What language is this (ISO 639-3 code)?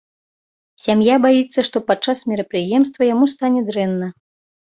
bel